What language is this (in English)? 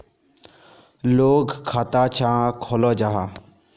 Magahi